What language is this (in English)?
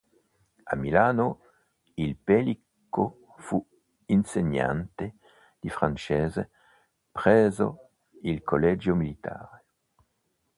Italian